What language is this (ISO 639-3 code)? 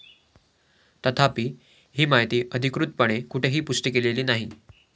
mar